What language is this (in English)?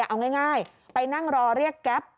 Thai